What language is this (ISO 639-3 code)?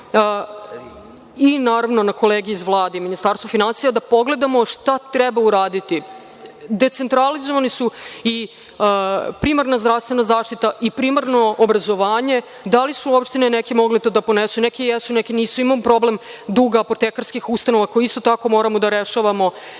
srp